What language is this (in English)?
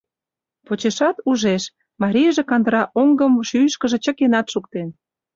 Mari